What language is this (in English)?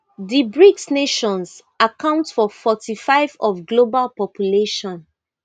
Nigerian Pidgin